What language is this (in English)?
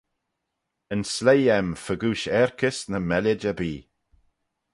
Manx